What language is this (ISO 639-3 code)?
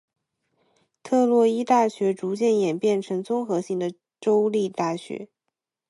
zho